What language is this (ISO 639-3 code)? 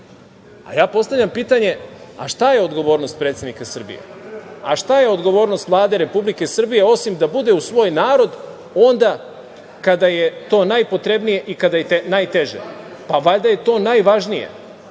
srp